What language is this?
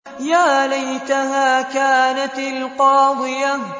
Arabic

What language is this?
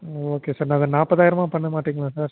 Tamil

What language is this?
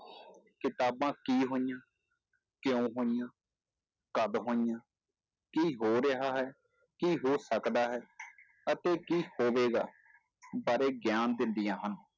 Punjabi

